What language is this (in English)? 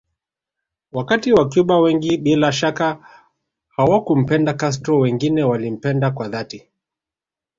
Swahili